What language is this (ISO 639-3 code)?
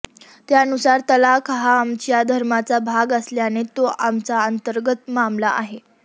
mar